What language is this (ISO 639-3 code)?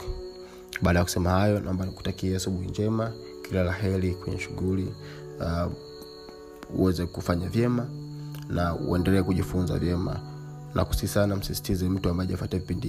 swa